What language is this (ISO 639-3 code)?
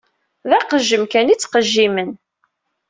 kab